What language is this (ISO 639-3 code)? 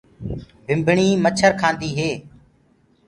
ggg